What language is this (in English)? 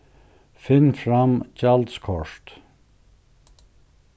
Faroese